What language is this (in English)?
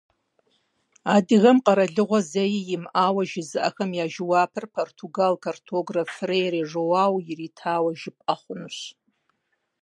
Kabardian